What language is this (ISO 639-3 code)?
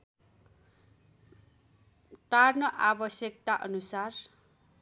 nep